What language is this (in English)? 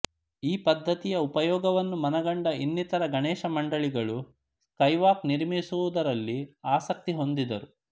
Kannada